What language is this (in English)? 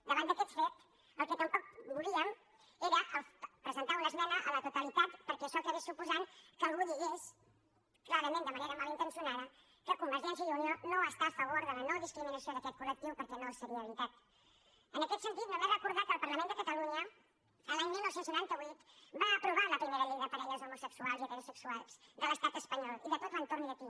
Catalan